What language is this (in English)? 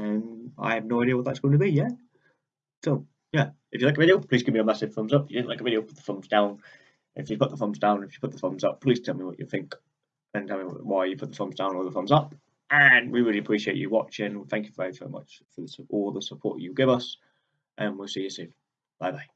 English